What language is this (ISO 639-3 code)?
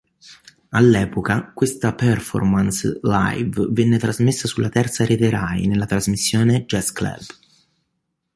ita